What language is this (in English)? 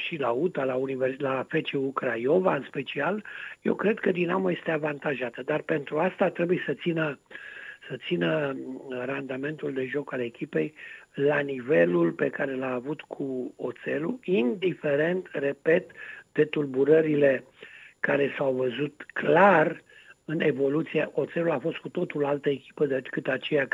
Romanian